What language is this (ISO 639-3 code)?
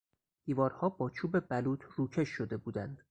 fas